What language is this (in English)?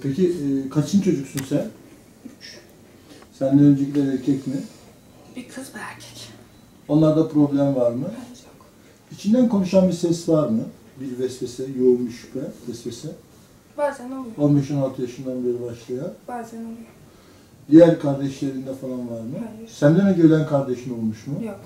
Turkish